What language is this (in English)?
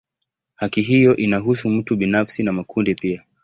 Swahili